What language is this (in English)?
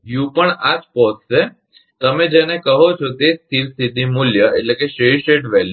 Gujarati